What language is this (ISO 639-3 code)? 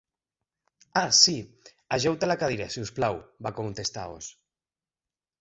cat